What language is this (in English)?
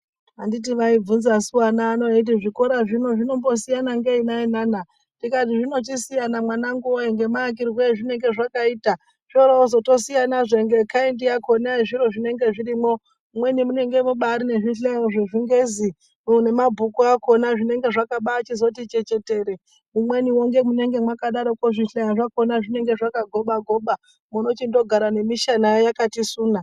Ndau